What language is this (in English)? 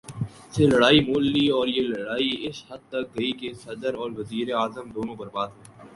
Urdu